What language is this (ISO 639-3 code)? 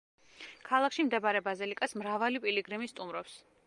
kat